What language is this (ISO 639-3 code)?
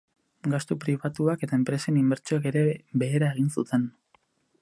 eus